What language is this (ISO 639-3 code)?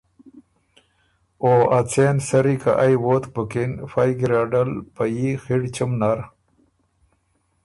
oru